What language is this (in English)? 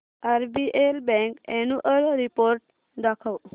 Marathi